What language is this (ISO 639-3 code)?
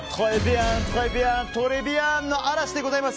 jpn